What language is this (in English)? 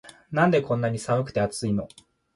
Japanese